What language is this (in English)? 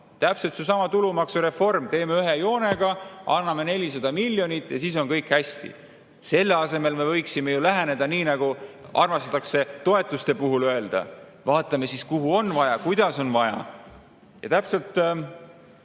Estonian